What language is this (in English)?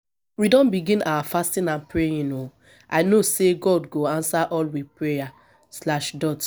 Nigerian Pidgin